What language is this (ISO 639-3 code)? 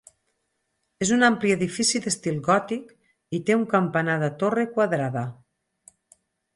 cat